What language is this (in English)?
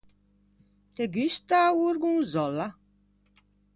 Ligurian